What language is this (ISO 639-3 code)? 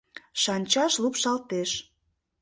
chm